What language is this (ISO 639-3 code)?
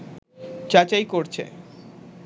ben